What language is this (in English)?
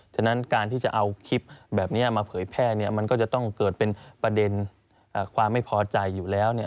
Thai